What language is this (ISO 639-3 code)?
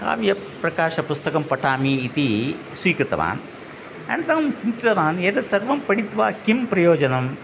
san